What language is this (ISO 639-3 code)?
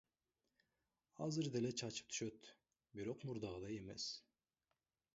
kir